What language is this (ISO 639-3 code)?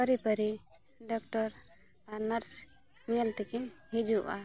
sat